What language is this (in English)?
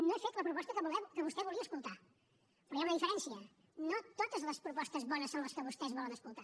Catalan